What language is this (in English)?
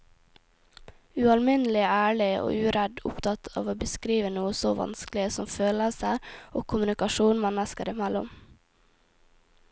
Norwegian